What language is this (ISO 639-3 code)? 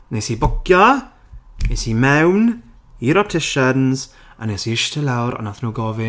cym